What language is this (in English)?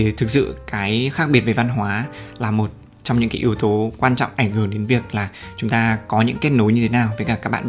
Vietnamese